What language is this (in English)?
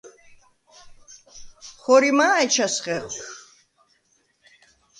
Svan